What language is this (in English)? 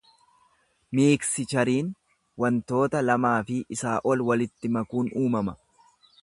Oromo